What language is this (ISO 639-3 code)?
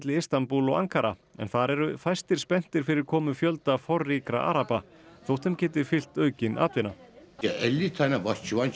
isl